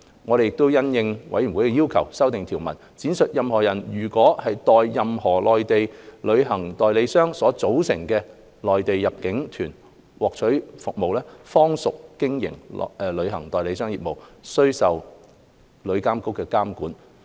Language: Cantonese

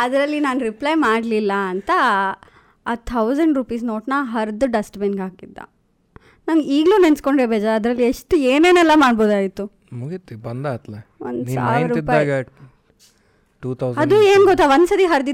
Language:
Kannada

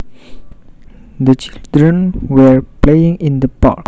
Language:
Javanese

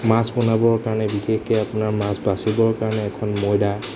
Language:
Assamese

